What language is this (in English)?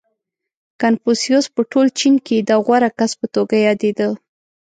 Pashto